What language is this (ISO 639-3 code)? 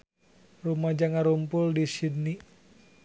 sun